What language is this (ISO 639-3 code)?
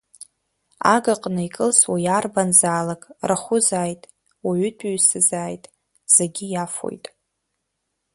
abk